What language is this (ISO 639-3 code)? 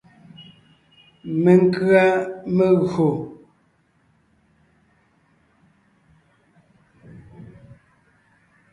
nnh